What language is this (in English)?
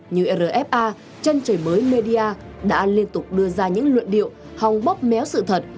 Vietnamese